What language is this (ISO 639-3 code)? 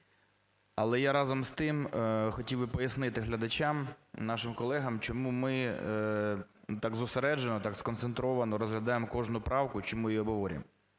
ukr